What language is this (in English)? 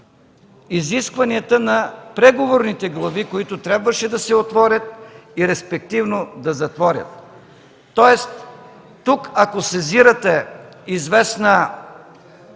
Bulgarian